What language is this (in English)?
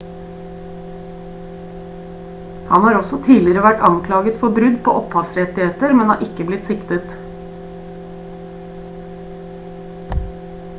Norwegian Bokmål